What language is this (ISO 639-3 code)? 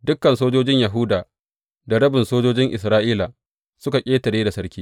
hau